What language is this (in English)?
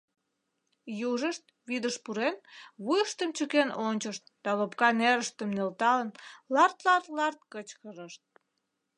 Mari